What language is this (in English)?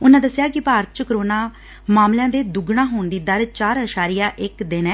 Punjabi